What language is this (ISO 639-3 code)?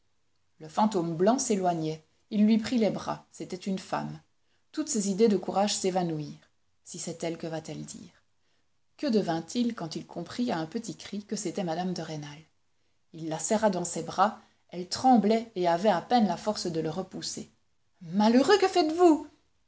fra